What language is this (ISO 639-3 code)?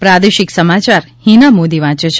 guj